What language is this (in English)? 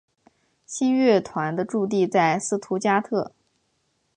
Chinese